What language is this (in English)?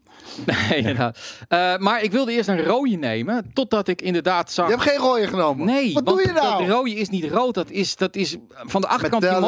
Dutch